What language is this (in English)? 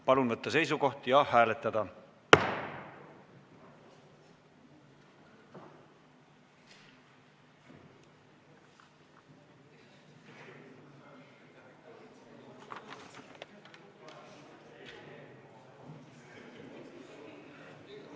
Estonian